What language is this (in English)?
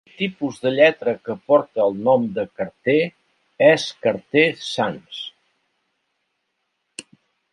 Catalan